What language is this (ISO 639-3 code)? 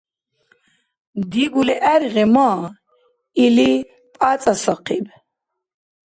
dar